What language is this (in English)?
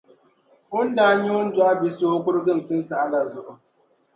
Dagbani